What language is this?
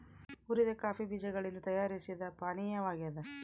Kannada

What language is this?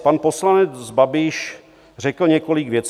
Czech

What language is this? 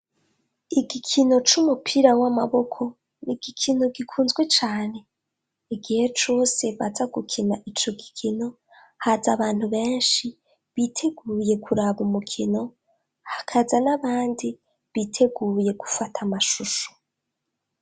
Rundi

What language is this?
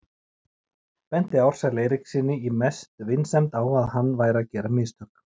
Icelandic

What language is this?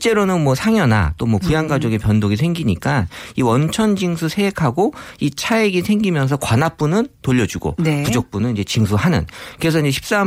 Korean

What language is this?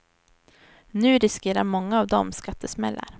Swedish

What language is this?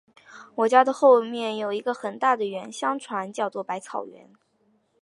Chinese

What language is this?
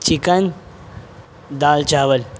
Urdu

